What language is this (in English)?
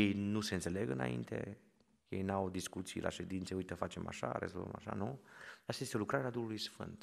Romanian